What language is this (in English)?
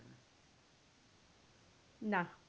Bangla